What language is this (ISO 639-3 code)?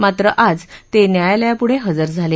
mar